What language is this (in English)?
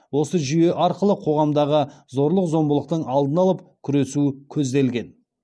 Kazakh